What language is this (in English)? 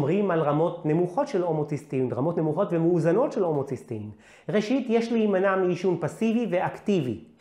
Hebrew